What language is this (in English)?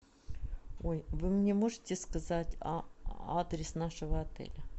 Russian